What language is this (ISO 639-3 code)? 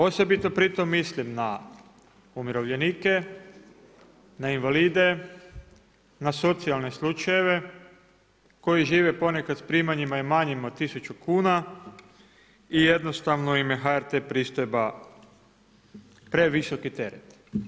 hrv